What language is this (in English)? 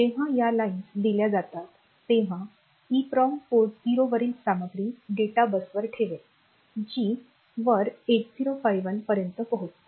Marathi